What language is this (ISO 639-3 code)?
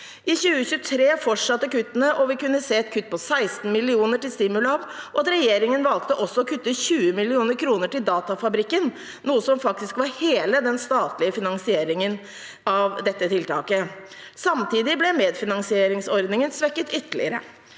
nor